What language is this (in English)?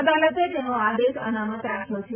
Gujarati